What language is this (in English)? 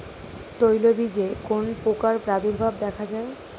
Bangla